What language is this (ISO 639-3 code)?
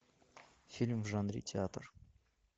rus